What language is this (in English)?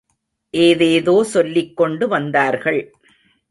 Tamil